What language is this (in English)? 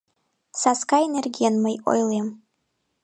Mari